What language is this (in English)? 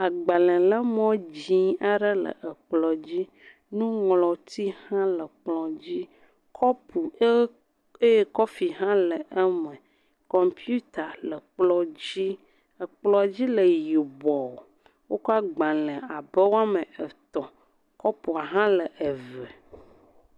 Ewe